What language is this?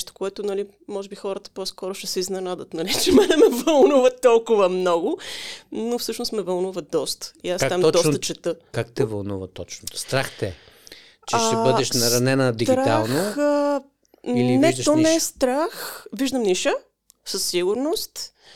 Bulgarian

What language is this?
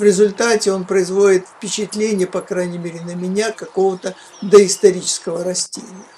Russian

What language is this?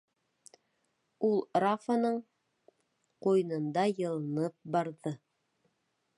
Bashkir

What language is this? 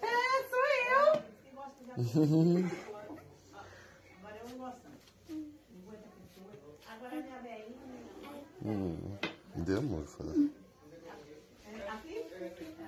Portuguese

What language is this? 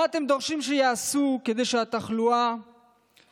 Hebrew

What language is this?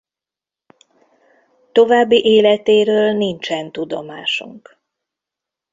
Hungarian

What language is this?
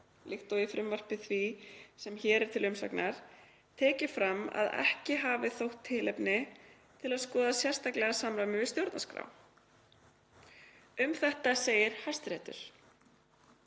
Icelandic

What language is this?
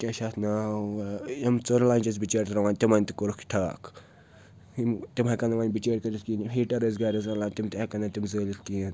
Kashmiri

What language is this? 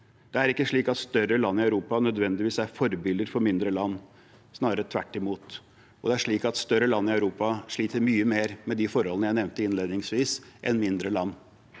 Norwegian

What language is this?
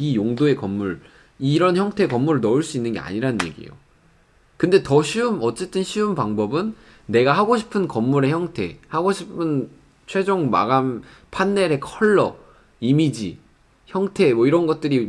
Korean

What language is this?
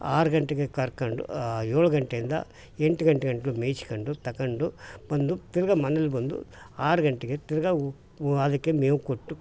Kannada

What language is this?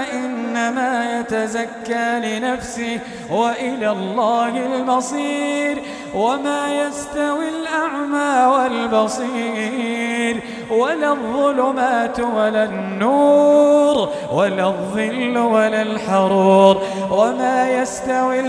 Arabic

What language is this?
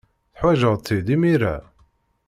Kabyle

